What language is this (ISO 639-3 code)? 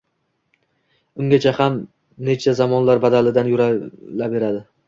uzb